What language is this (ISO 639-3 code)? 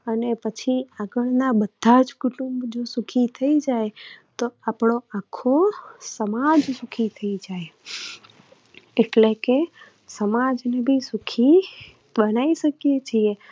guj